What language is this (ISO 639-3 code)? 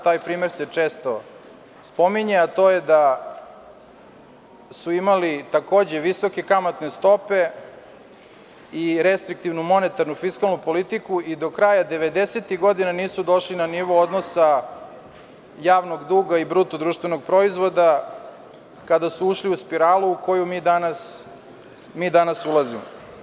srp